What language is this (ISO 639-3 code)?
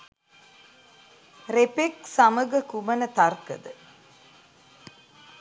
sin